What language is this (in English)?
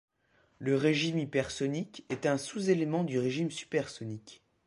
French